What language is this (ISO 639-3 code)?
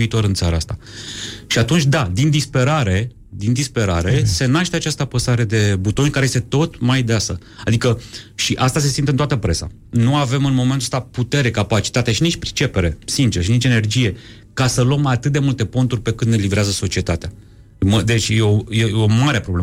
ron